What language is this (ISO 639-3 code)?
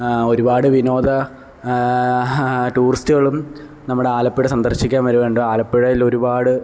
mal